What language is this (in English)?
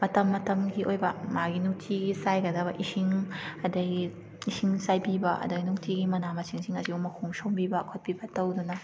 Manipuri